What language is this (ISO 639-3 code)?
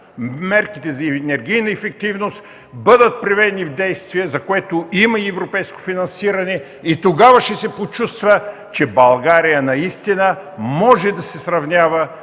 bul